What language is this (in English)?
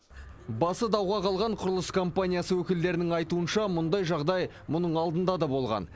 Kazakh